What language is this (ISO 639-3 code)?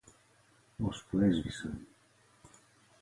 ell